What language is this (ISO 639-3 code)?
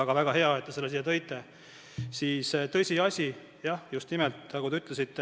est